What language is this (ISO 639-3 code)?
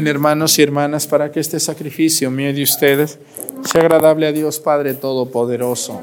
spa